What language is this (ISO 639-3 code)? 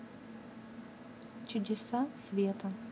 rus